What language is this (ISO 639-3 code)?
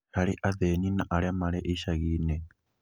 kik